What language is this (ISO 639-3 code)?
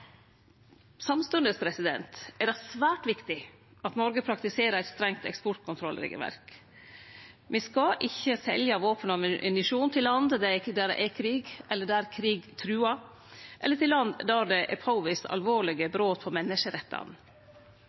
nno